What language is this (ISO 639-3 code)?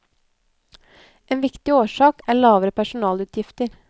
nor